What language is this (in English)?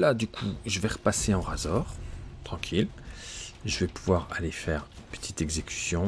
French